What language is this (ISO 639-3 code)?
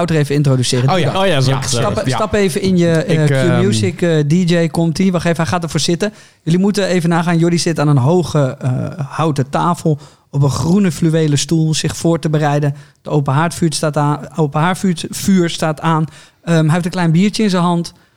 nld